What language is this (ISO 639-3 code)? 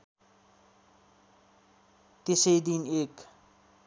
nep